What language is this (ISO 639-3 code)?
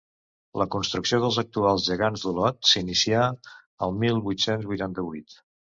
cat